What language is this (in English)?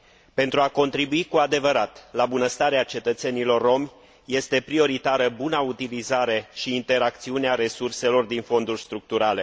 Romanian